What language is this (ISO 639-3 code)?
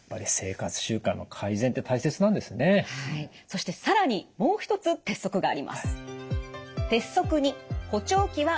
jpn